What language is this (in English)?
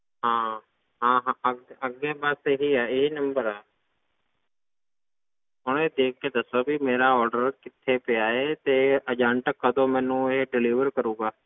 Punjabi